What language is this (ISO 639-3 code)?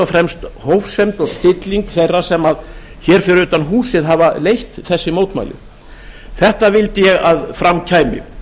isl